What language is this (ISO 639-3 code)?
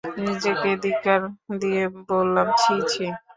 ben